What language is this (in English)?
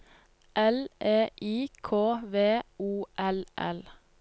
Norwegian